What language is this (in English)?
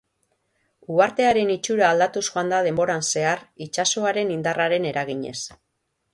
Basque